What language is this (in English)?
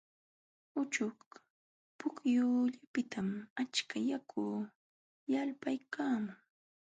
Jauja Wanca Quechua